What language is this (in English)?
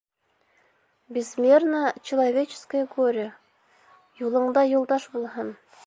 Bashkir